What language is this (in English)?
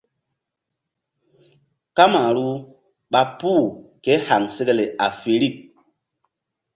Mbum